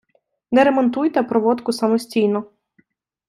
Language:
Ukrainian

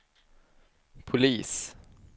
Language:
Swedish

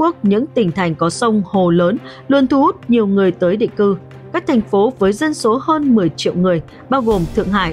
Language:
Vietnamese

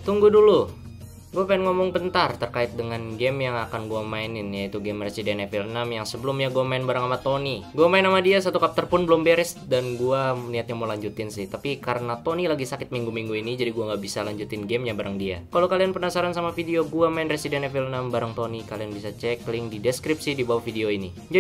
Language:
Indonesian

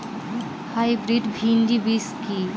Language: Bangla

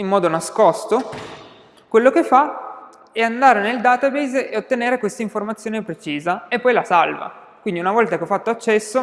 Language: Italian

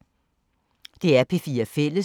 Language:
Danish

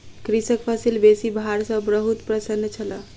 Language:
Maithili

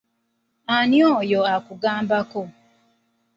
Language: Ganda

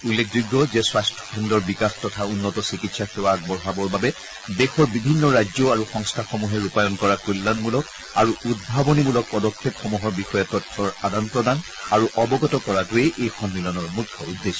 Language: Assamese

